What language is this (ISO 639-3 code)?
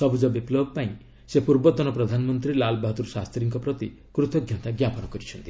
ori